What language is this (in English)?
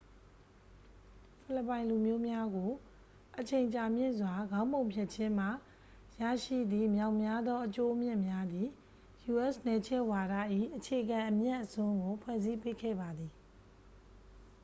Burmese